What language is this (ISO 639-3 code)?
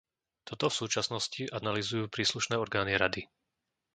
slk